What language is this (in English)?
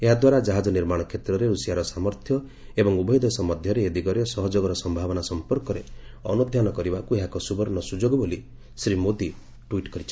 Odia